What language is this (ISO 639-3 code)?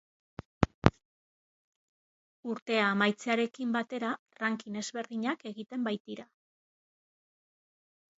eus